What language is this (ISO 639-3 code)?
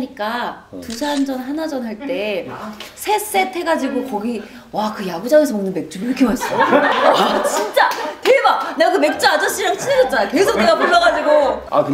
kor